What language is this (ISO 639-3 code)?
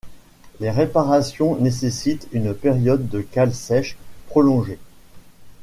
fra